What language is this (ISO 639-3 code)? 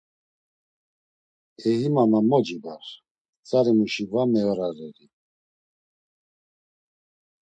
lzz